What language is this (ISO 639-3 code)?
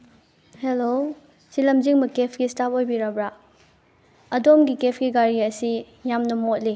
mni